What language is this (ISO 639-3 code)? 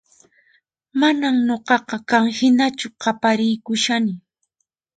qxp